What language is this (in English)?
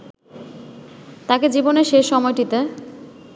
Bangla